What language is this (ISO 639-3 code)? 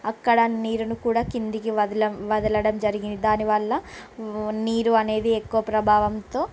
tel